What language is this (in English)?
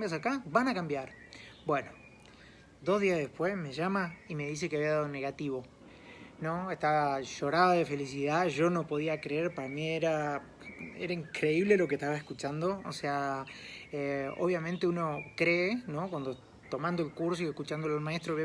Spanish